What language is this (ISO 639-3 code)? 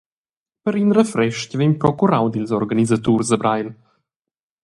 roh